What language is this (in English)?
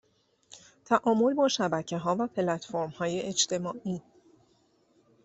Persian